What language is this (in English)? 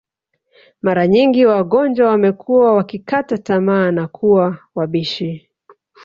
Swahili